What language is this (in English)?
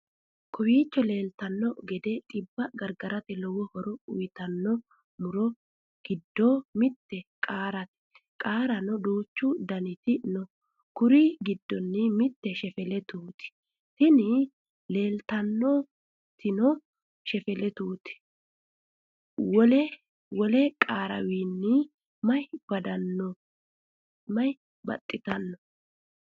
Sidamo